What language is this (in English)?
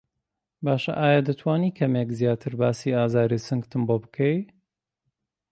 Central Kurdish